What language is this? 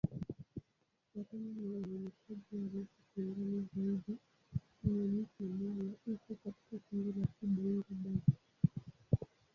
Swahili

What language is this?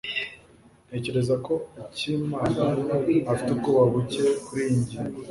Kinyarwanda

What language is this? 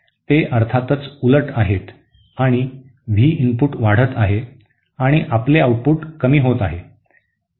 Marathi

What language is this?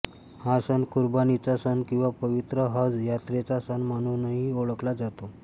Marathi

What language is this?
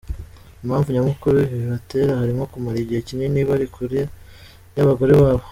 Kinyarwanda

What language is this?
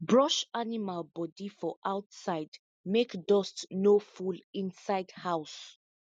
Nigerian Pidgin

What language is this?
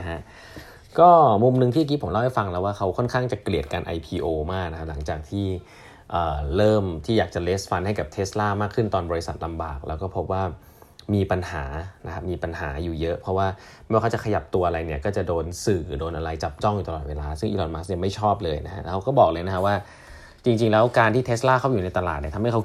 Thai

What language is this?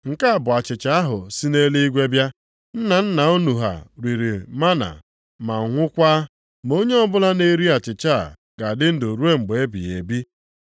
Igbo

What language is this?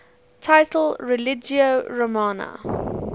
English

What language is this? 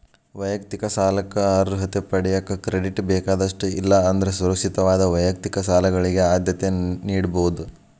Kannada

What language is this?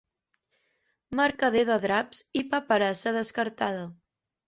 Catalan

